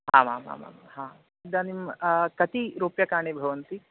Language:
Sanskrit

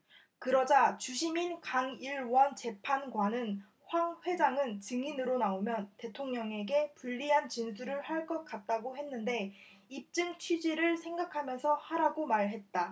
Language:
Korean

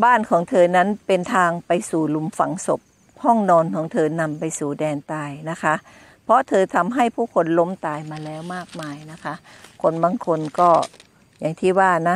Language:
Thai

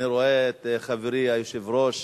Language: Hebrew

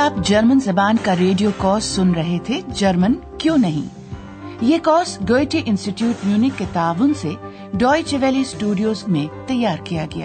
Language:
Urdu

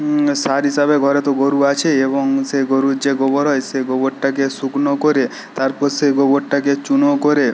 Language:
Bangla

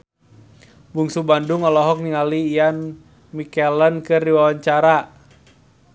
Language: Sundanese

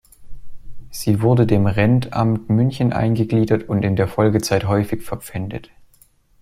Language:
German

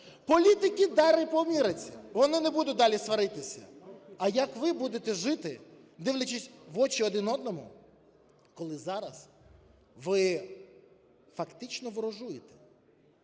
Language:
Ukrainian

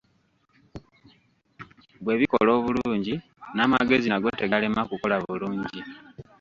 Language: Ganda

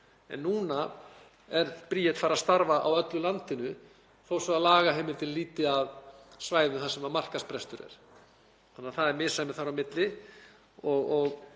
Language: Icelandic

